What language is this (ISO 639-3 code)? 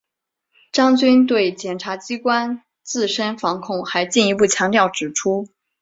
zho